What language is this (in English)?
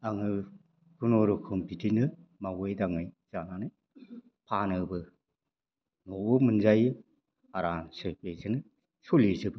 Bodo